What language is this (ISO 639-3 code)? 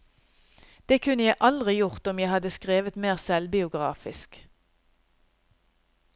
nor